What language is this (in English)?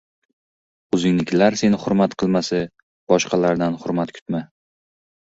Uzbek